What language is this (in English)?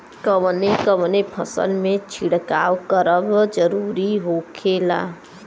Bhojpuri